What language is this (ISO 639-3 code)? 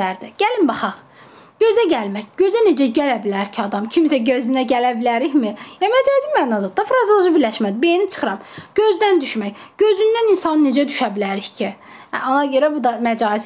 tur